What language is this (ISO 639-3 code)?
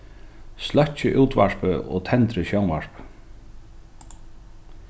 fao